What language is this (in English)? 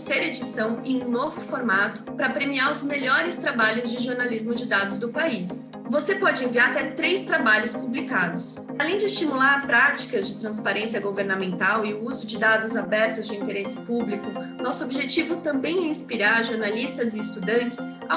Portuguese